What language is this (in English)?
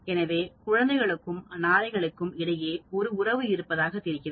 Tamil